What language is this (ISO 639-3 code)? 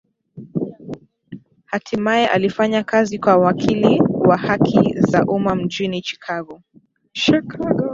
swa